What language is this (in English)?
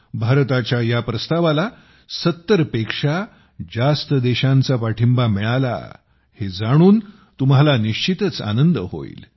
Marathi